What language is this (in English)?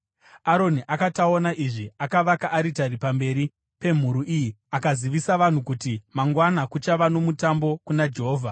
Shona